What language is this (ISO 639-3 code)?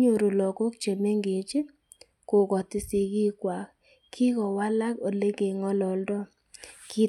kln